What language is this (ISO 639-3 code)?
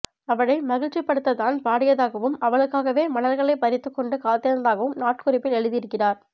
tam